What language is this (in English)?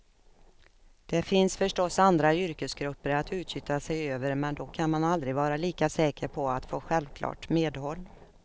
Swedish